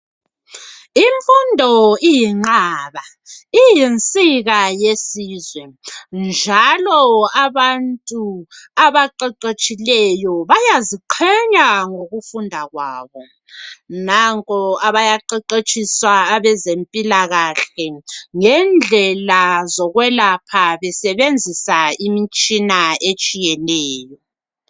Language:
North Ndebele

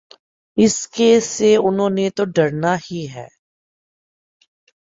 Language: Urdu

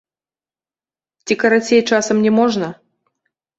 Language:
Belarusian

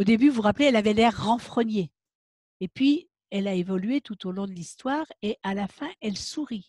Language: French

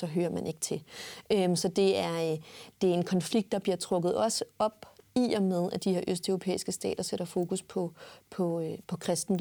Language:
Danish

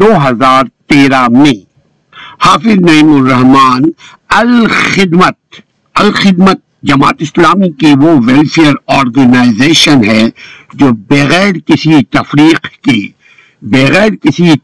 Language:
Urdu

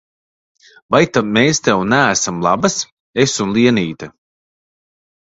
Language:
Latvian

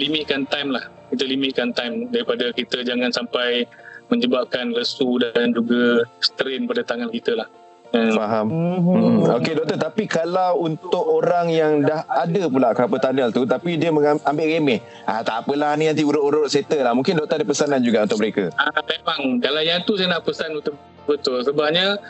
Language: Malay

